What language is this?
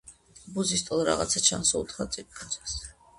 Georgian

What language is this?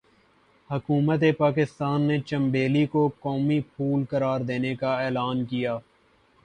Urdu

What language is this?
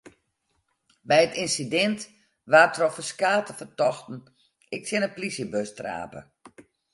Western Frisian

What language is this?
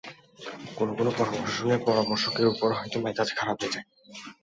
Bangla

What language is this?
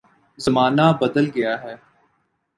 Urdu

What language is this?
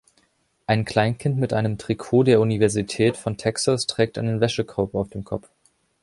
German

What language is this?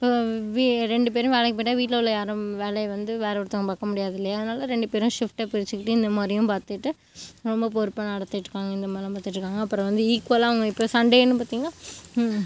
Tamil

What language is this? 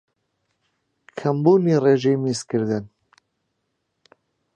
Central Kurdish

